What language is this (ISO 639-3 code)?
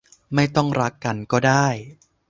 tha